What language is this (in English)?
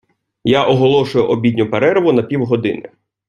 Ukrainian